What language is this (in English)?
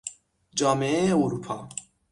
Persian